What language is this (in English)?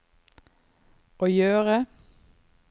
Norwegian